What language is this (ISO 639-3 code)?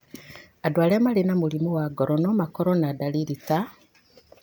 kik